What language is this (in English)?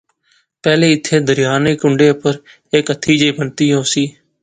Pahari-Potwari